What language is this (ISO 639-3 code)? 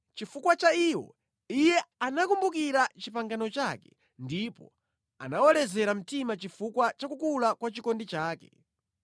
nya